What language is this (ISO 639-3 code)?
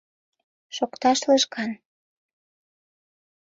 chm